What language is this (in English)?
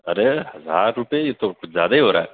Urdu